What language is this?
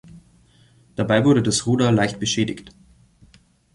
German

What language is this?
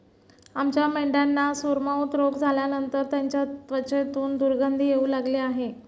Marathi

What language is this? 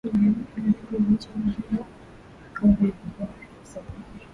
Swahili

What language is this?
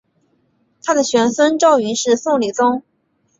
Chinese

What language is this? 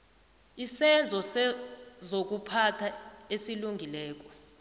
South Ndebele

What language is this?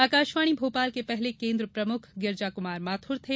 Hindi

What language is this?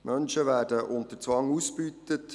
Swiss German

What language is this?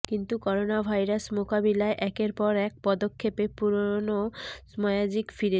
Bangla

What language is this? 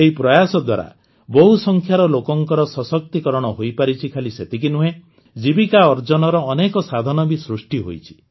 Odia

